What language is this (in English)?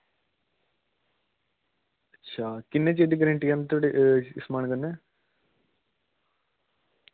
Dogri